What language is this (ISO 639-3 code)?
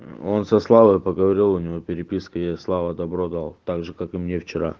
rus